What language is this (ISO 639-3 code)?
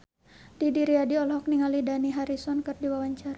sun